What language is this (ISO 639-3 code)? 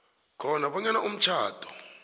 nbl